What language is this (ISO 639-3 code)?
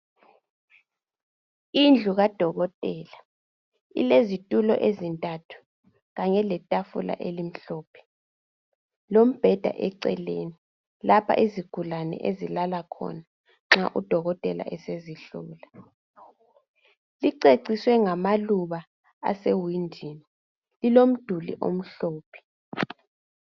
nde